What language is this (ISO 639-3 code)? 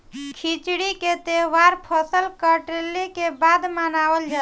bho